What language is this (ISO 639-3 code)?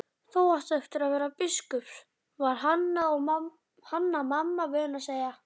isl